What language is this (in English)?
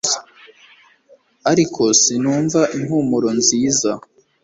Kinyarwanda